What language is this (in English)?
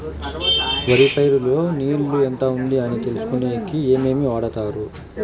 Telugu